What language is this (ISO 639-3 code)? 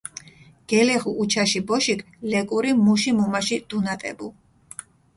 xmf